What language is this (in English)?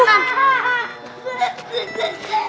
Indonesian